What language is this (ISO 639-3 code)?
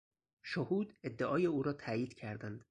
fas